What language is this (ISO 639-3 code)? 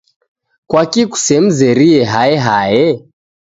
dav